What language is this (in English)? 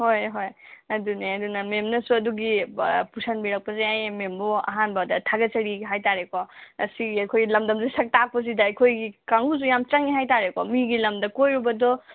Manipuri